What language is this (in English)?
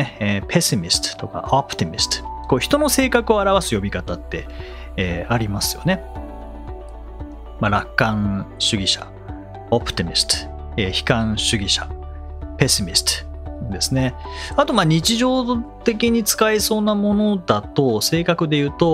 Japanese